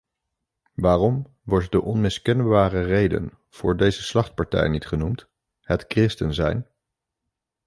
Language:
Dutch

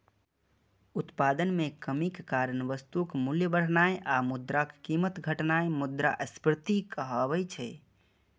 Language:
Maithili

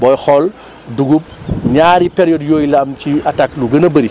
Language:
Wolof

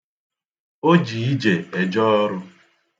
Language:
Igbo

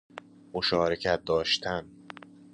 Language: Persian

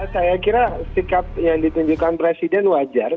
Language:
Indonesian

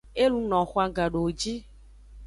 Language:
Aja (Benin)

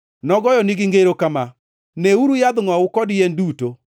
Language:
Luo (Kenya and Tanzania)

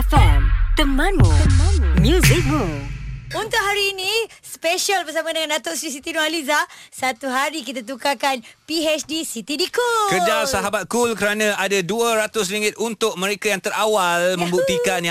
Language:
Malay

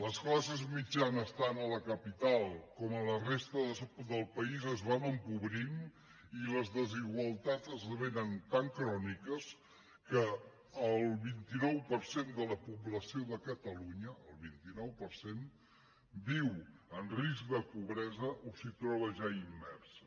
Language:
Catalan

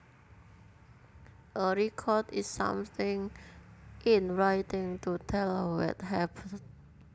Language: Javanese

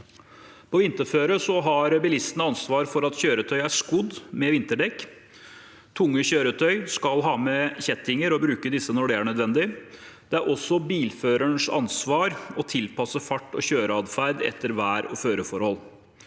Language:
Norwegian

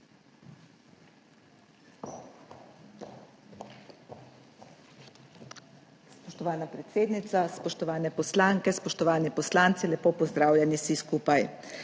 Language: Slovenian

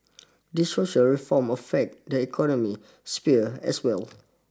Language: English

